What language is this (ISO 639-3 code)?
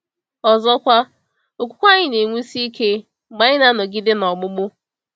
ibo